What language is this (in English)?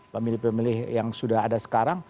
Indonesian